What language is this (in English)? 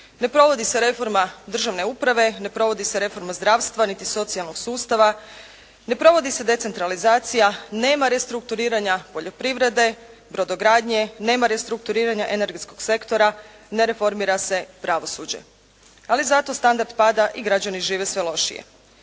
Croatian